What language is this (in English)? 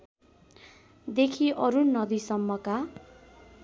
Nepali